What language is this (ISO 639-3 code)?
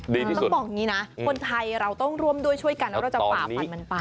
tha